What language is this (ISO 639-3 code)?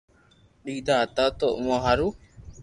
lrk